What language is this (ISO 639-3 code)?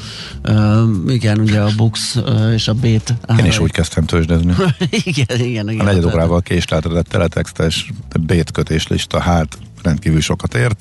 hun